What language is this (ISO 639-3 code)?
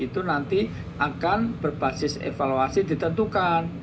ind